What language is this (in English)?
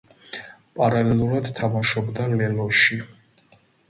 Georgian